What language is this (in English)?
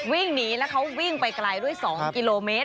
Thai